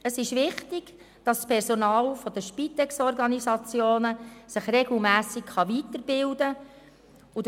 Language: Swiss German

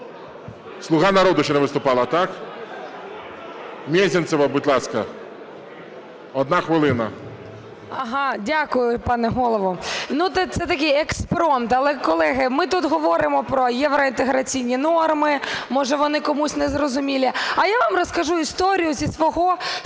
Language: Ukrainian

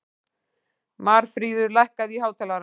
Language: Icelandic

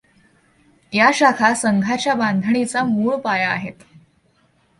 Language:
Marathi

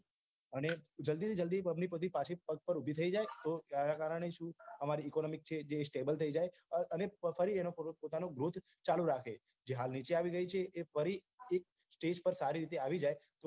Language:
Gujarati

